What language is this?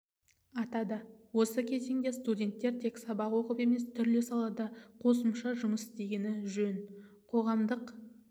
Kazakh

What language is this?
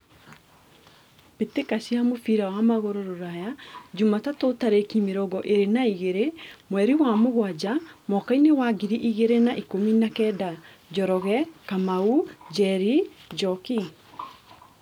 Kikuyu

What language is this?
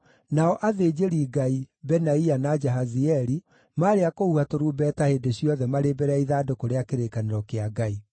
Kikuyu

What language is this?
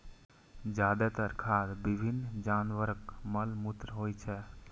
Maithili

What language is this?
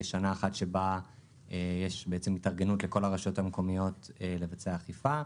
Hebrew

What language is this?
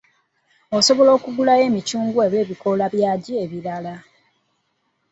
Ganda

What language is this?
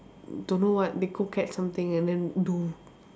English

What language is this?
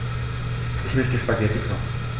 German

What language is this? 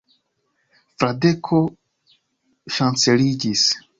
Esperanto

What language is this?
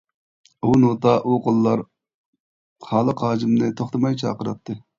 Uyghur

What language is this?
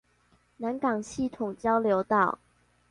Chinese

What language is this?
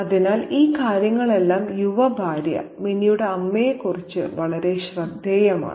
Malayalam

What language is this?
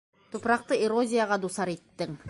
Bashkir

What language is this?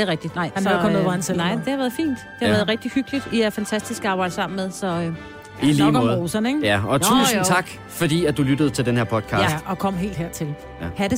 Danish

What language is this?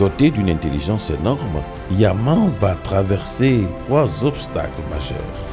French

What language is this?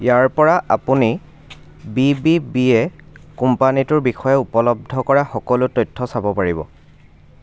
Assamese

